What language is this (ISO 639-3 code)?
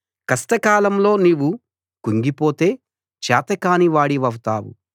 tel